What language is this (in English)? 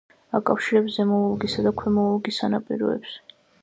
Georgian